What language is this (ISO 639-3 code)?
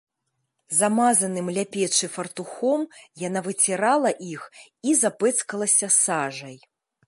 bel